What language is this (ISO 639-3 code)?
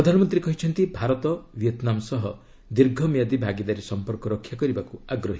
ori